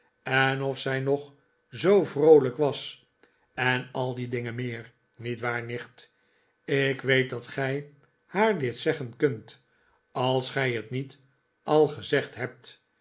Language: Dutch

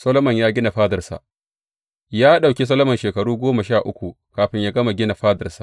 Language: Hausa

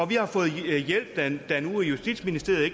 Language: Danish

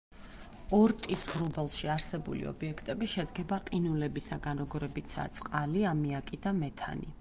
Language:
Georgian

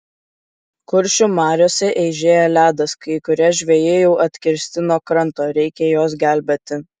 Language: Lithuanian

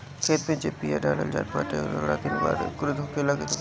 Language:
Bhojpuri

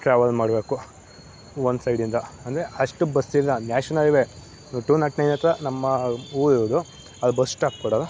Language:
Kannada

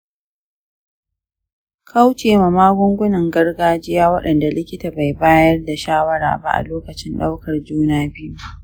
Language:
Hausa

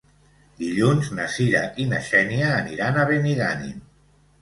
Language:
Catalan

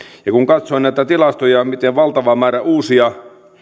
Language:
Finnish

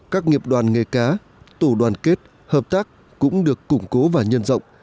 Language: Vietnamese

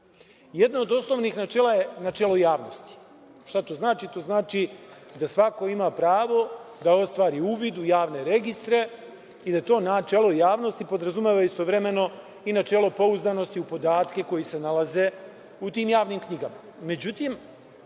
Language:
Serbian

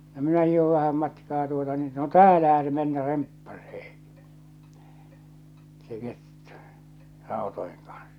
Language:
Finnish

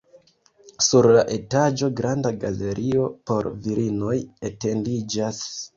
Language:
Esperanto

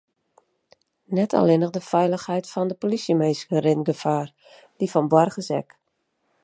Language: Western Frisian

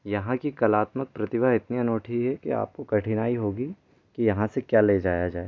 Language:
Hindi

